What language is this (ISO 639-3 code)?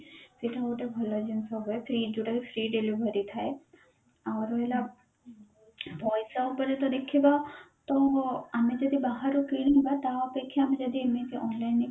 ori